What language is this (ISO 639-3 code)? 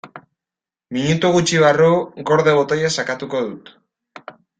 eus